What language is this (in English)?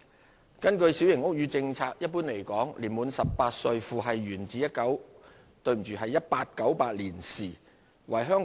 Cantonese